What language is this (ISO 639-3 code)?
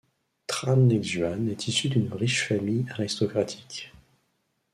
fra